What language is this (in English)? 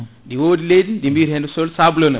Fula